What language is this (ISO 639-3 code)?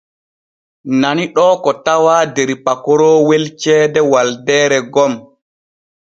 fue